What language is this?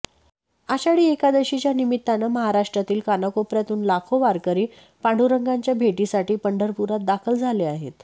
Marathi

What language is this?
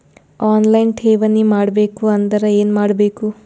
Kannada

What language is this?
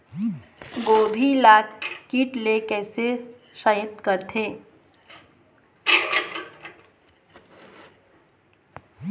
Chhattisgarhi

